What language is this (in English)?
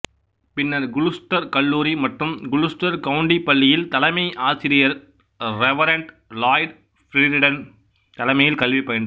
Tamil